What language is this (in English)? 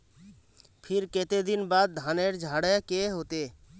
Magahi